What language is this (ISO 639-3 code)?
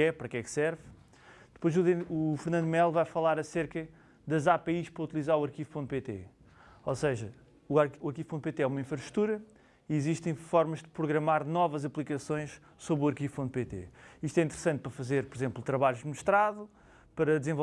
por